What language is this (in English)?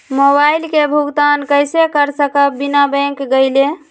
Magahi